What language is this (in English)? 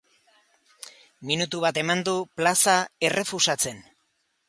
Basque